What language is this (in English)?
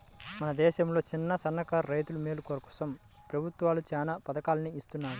Telugu